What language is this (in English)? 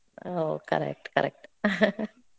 Kannada